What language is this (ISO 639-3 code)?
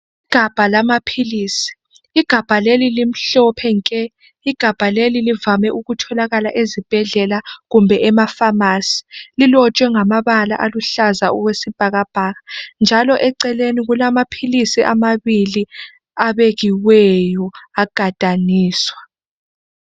nde